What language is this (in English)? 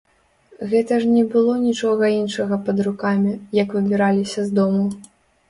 Belarusian